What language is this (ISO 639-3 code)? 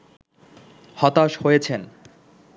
ben